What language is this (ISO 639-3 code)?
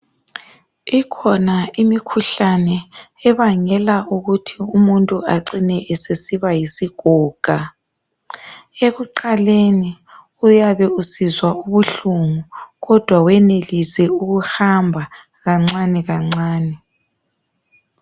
nde